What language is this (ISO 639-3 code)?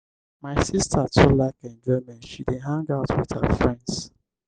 pcm